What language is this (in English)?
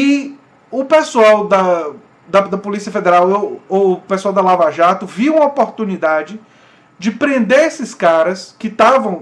Portuguese